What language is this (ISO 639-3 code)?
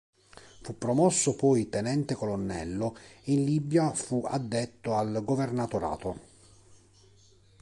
ita